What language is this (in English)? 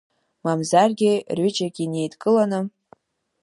Abkhazian